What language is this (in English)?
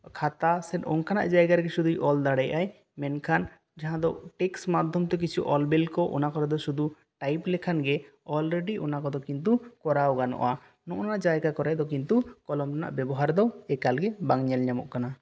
Santali